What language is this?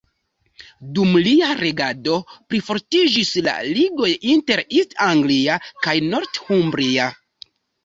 Esperanto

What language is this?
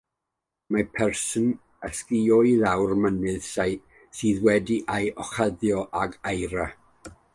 Welsh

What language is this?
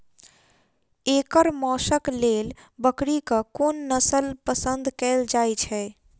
Maithili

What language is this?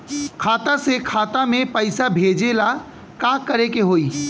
Bhojpuri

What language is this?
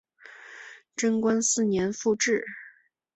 Chinese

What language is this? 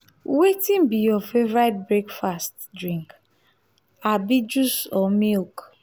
Nigerian Pidgin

